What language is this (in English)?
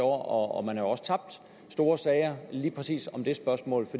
Danish